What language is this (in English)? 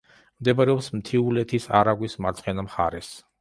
Georgian